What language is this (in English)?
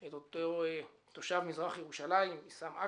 Hebrew